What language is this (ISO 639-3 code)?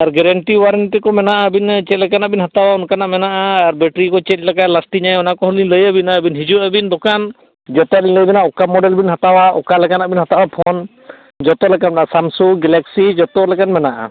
sat